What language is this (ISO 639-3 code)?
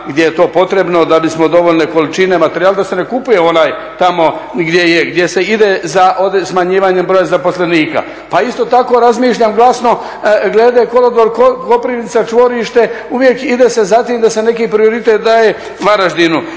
hrv